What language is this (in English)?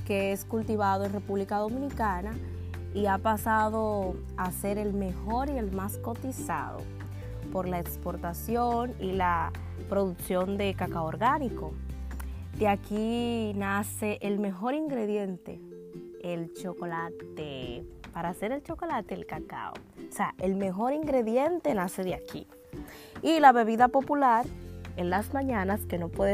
Spanish